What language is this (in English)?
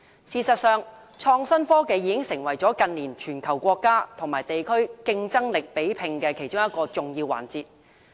Cantonese